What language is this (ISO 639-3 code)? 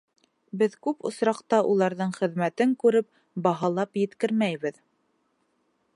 bak